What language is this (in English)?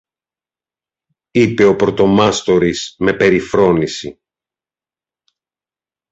Greek